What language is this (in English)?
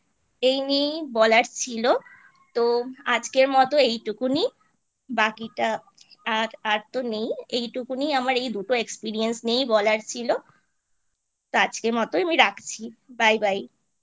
Bangla